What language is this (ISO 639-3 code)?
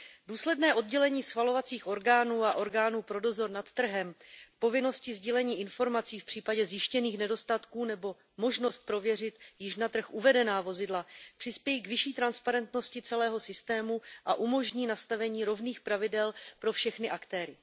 ces